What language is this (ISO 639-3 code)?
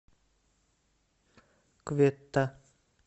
rus